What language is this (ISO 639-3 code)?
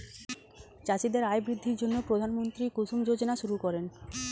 ben